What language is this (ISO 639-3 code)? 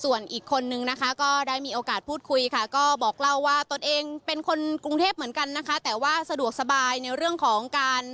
tha